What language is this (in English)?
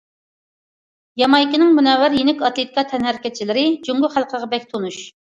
Uyghur